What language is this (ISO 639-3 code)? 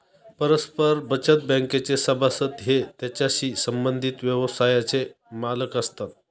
mar